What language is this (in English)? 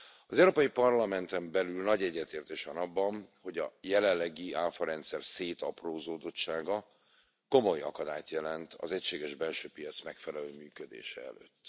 Hungarian